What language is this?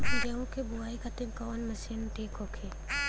Bhojpuri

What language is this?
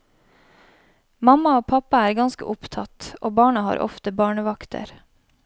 Norwegian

